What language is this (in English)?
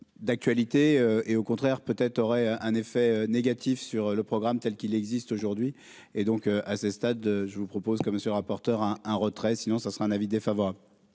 French